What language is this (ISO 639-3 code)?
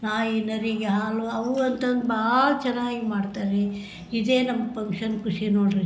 kan